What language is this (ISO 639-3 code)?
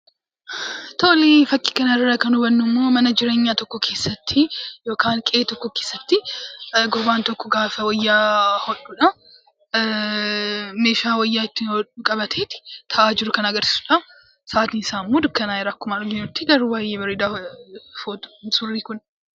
orm